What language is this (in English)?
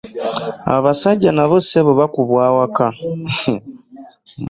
Ganda